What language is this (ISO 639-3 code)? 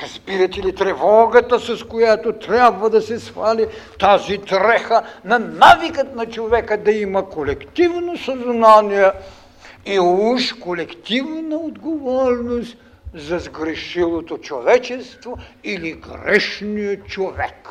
bul